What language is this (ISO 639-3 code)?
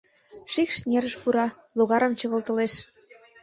chm